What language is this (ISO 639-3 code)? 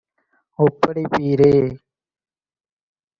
tam